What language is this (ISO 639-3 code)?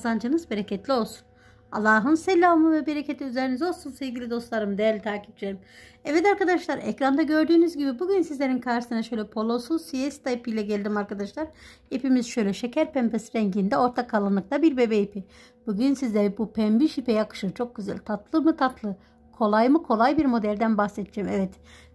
tur